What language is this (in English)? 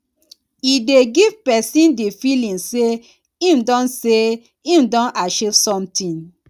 Nigerian Pidgin